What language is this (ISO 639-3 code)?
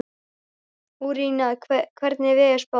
isl